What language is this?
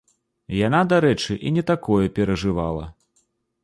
Belarusian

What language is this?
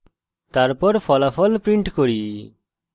Bangla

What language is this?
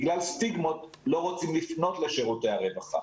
Hebrew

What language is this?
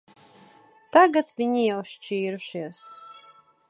Latvian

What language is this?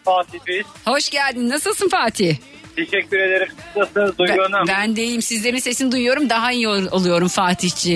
Turkish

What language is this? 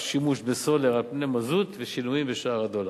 Hebrew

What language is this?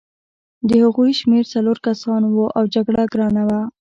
Pashto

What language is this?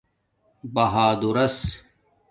Domaaki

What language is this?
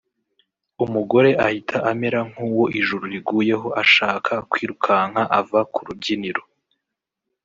Kinyarwanda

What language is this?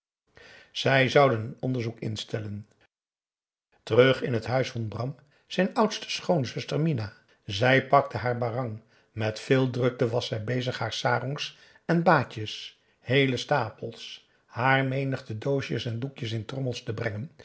Dutch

